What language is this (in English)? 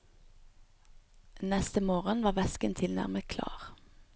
Norwegian